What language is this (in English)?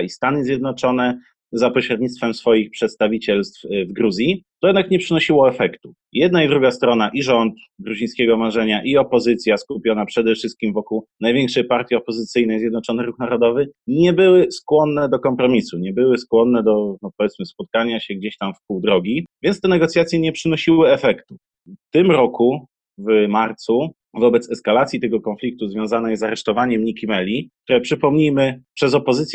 Polish